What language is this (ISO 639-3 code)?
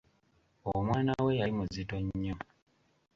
lug